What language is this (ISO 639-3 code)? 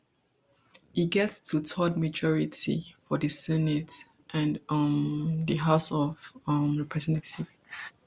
pcm